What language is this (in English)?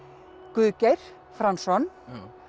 Icelandic